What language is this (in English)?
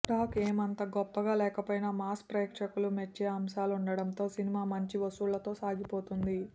Telugu